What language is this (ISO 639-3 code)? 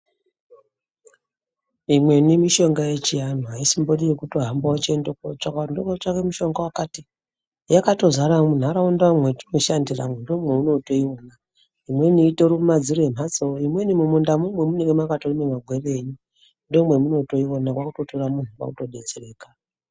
ndc